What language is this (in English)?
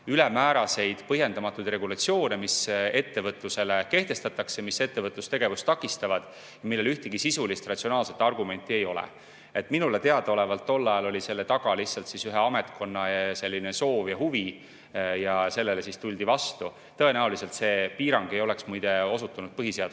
Estonian